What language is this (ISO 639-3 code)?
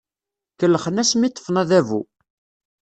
kab